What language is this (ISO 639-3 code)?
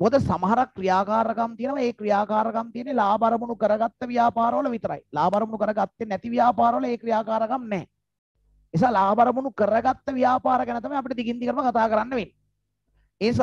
ind